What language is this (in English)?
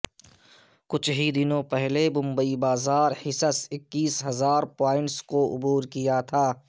Urdu